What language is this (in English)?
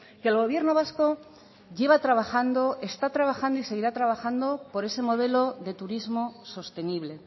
Spanish